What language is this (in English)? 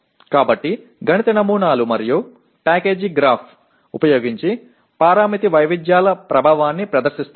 Telugu